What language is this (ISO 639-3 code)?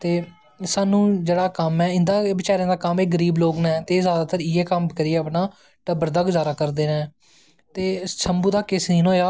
doi